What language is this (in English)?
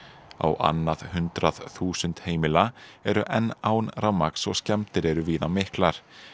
Icelandic